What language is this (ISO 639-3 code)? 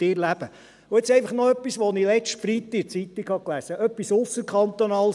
gsw